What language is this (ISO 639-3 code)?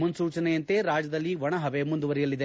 kan